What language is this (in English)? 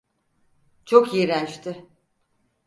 Turkish